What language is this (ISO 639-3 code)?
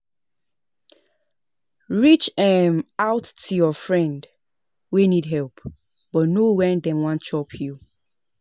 pcm